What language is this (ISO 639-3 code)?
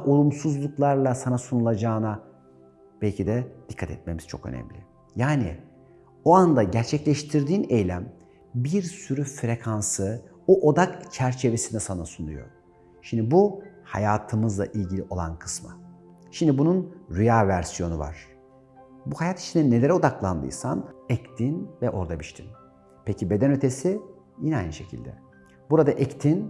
tur